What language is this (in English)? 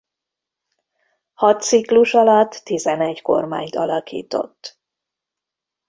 Hungarian